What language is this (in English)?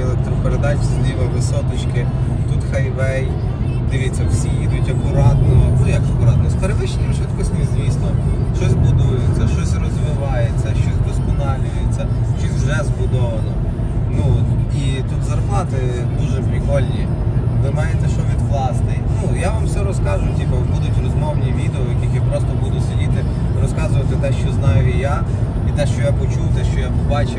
Ukrainian